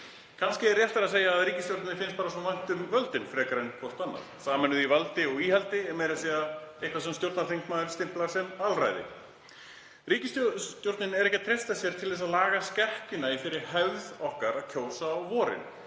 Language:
Icelandic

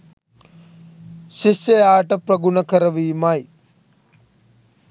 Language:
Sinhala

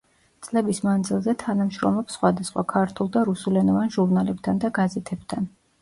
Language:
Georgian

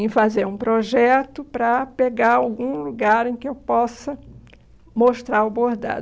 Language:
Portuguese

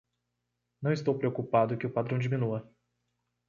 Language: Portuguese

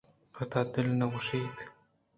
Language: Eastern Balochi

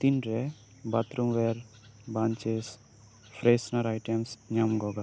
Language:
Santali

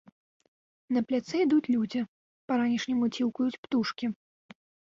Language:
Belarusian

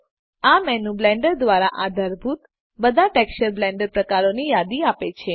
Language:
Gujarati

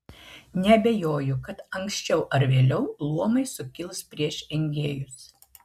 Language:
Lithuanian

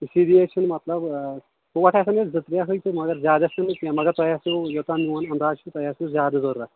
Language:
Kashmiri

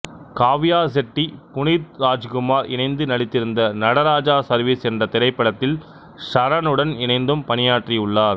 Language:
Tamil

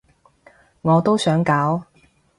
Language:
Cantonese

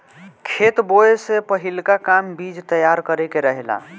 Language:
Bhojpuri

